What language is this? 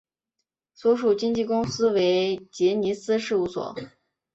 Chinese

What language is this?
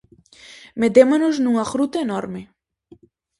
Galician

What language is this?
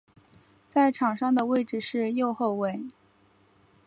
Chinese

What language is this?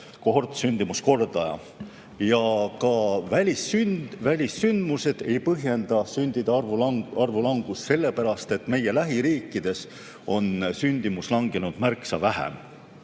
Estonian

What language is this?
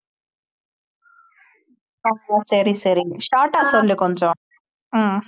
Tamil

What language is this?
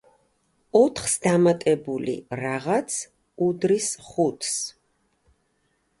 Georgian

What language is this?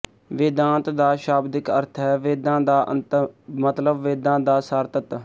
Punjabi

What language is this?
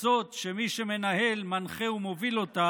Hebrew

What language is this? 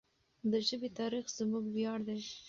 Pashto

